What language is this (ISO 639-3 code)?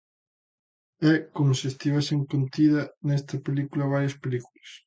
glg